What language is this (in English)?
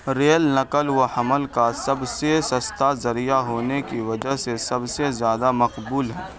Urdu